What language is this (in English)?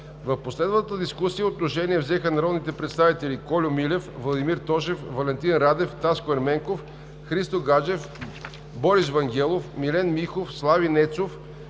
Bulgarian